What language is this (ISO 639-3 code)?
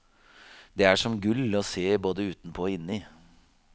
nor